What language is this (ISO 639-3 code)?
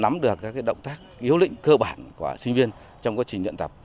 vie